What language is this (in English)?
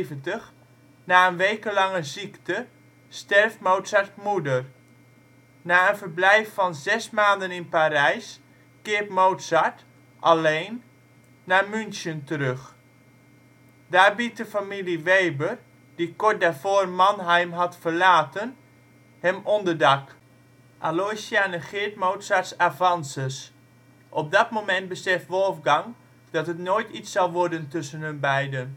Dutch